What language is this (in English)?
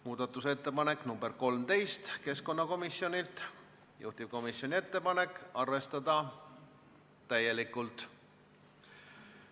Estonian